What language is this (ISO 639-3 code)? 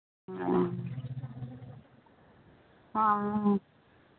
pan